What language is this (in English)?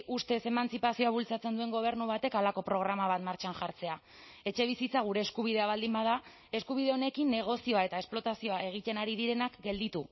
Basque